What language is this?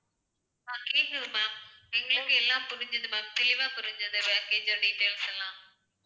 Tamil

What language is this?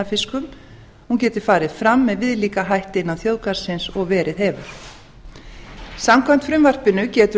Icelandic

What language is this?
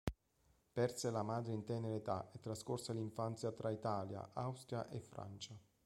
Italian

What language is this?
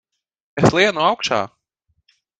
Latvian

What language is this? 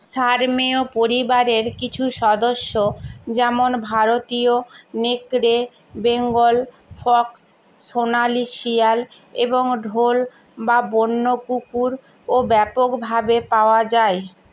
Bangla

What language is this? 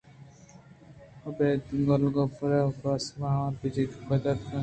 Eastern Balochi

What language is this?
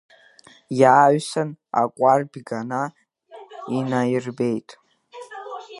Abkhazian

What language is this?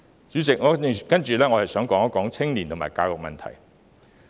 Cantonese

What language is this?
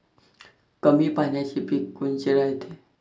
Marathi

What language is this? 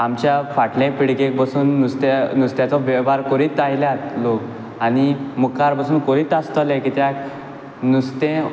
Konkani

